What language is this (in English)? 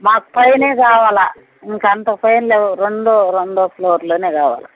Telugu